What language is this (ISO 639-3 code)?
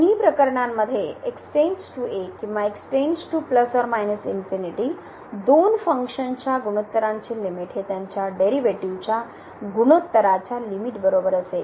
mar